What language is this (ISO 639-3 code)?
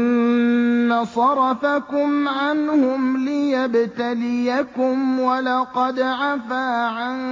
ara